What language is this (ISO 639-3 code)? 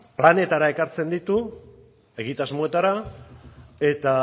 eus